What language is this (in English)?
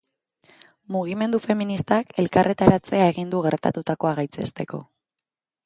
Basque